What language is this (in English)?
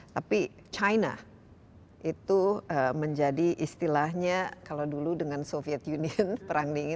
Indonesian